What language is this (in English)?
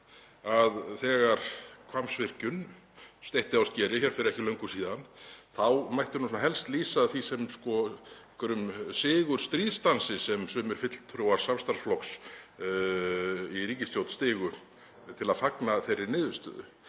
Icelandic